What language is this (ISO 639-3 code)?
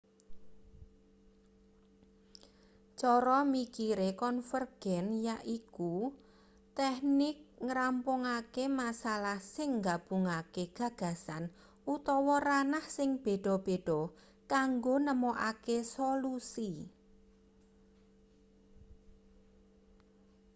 jav